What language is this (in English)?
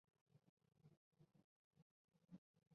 Chinese